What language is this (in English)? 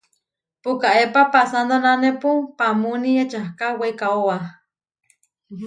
Huarijio